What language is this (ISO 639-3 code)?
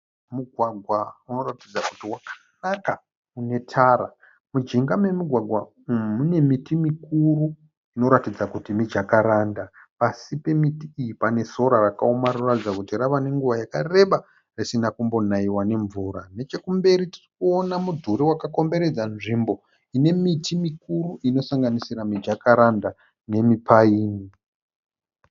sna